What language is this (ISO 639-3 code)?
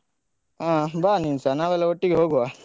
kan